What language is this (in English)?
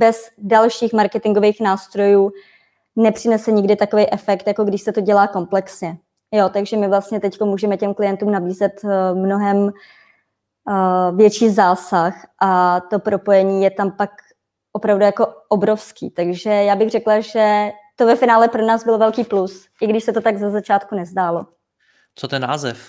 Czech